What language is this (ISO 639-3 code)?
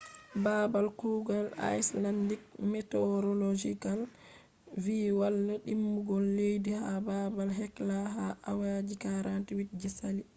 ful